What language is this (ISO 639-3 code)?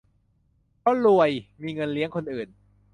tha